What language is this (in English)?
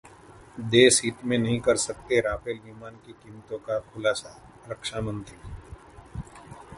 Hindi